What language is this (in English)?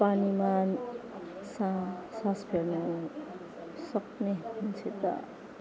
Nepali